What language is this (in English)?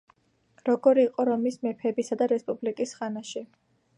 Georgian